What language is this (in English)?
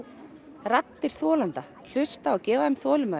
Icelandic